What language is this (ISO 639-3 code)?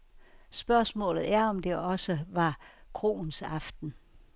dan